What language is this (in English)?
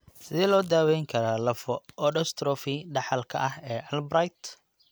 Somali